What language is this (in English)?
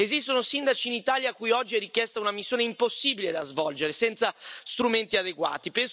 Italian